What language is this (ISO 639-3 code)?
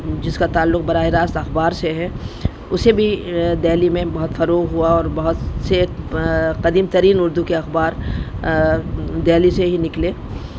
urd